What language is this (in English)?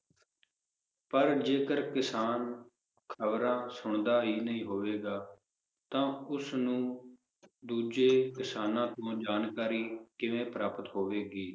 Punjabi